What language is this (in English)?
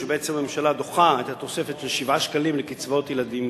Hebrew